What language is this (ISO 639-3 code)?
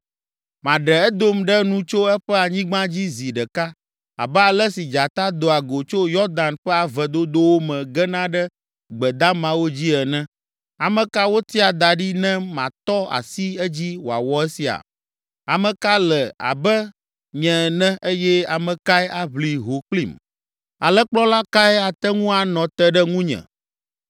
ewe